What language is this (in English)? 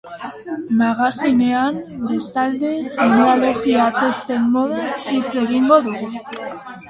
Basque